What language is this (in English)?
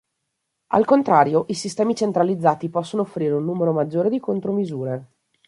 Italian